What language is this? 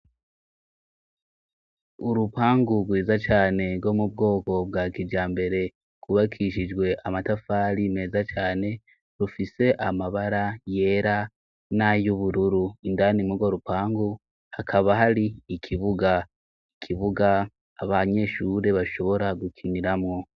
Rundi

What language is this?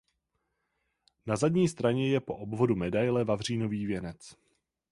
Czech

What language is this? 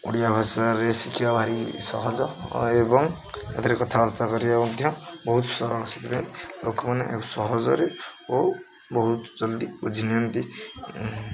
Odia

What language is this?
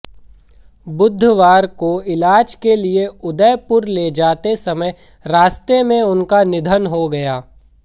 Hindi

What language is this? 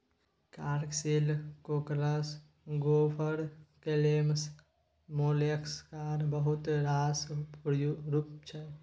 Maithili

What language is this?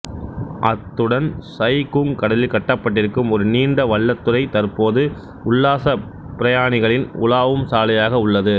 Tamil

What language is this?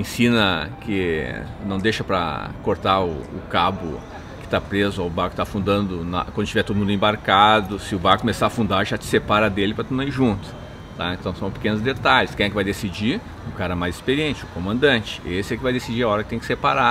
Portuguese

